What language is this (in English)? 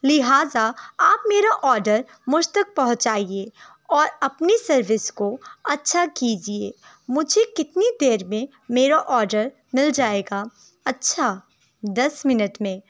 Urdu